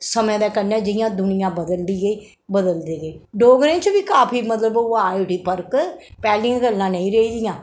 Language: Dogri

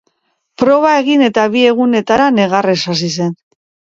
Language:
Basque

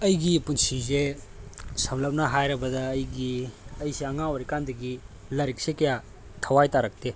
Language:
Manipuri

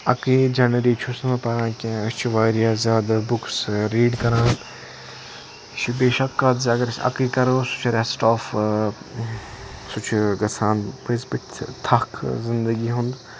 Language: Kashmiri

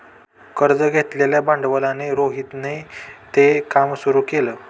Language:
Marathi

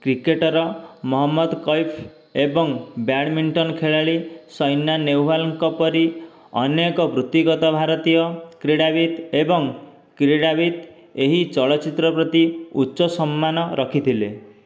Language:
Odia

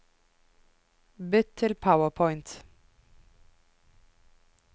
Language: Norwegian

